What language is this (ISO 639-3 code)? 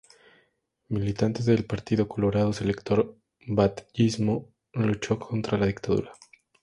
spa